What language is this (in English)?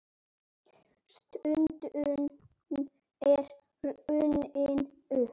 Icelandic